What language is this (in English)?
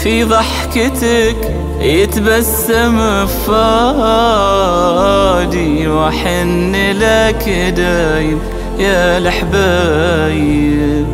Arabic